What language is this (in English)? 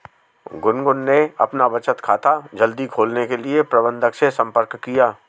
Hindi